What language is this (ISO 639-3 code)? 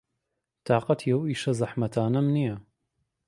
ckb